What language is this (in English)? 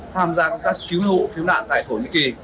Vietnamese